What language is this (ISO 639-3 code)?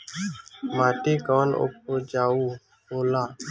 bho